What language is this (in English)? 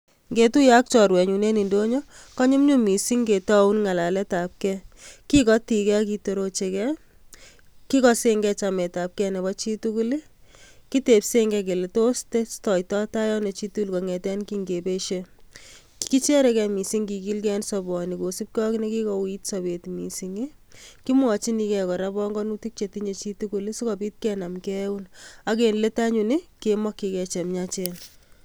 Kalenjin